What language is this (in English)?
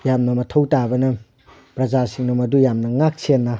Manipuri